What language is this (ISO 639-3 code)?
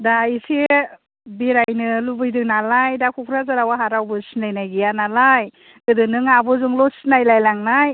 brx